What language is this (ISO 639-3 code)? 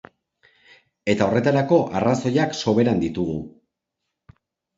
eus